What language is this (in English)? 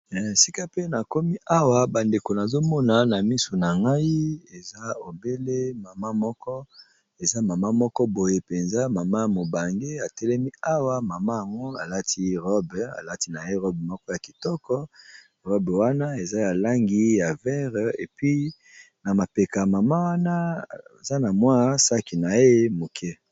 Lingala